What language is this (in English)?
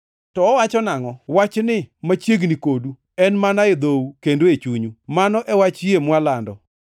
Luo (Kenya and Tanzania)